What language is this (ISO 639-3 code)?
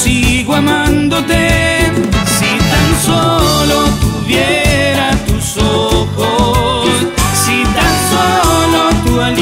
spa